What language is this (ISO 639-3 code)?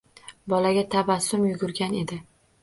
uzb